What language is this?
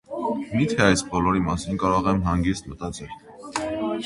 Armenian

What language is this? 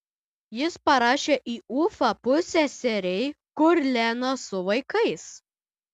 Lithuanian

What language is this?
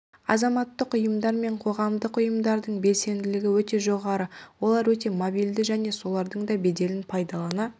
Kazakh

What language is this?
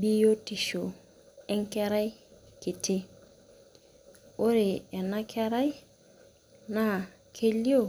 Masai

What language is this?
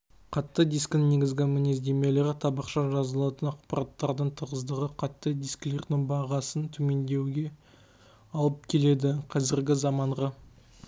Kazakh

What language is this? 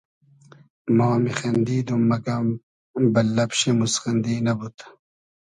Hazaragi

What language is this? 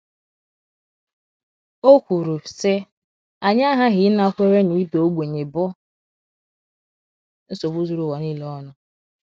Igbo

